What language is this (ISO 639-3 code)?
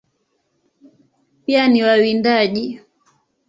swa